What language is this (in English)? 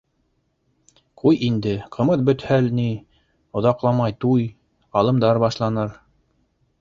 Bashkir